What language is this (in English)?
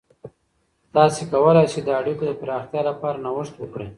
Pashto